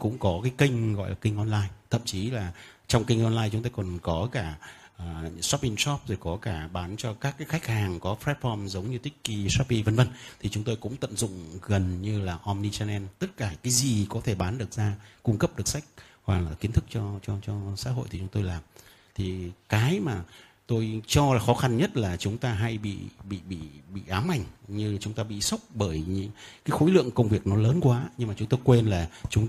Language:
Vietnamese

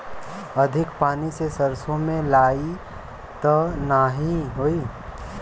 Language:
Bhojpuri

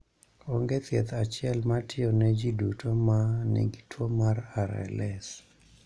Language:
Luo (Kenya and Tanzania)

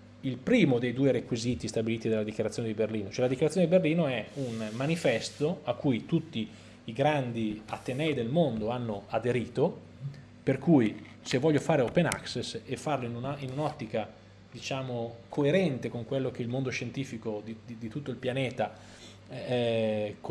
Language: Italian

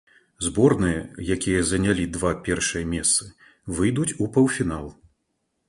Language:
Belarusian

